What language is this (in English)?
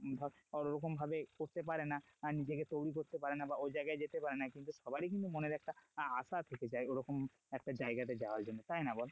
Bangla